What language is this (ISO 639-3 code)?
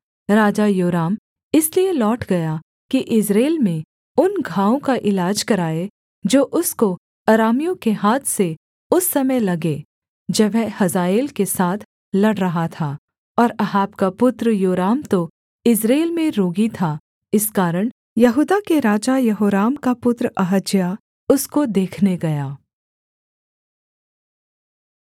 hin